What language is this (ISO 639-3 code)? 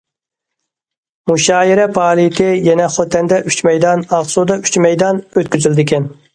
uig